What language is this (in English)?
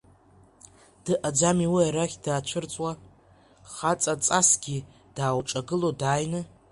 Abkhazian